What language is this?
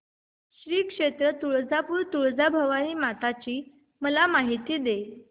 Marathi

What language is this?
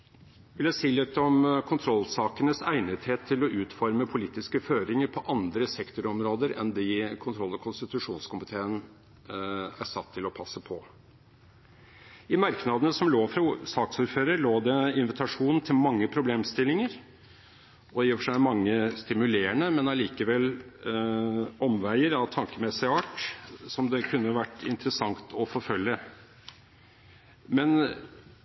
Norwegian Bokmål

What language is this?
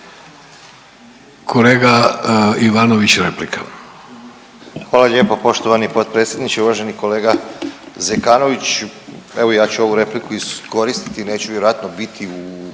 Croatian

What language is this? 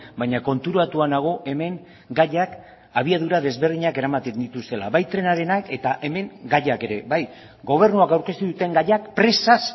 Basque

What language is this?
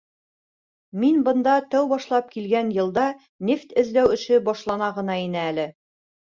Bashkir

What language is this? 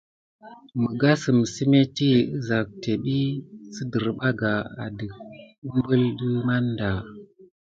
Gidar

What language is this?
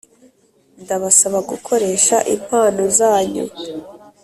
Kinyarwanda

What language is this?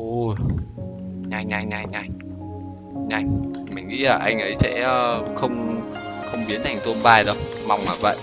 Vietnamese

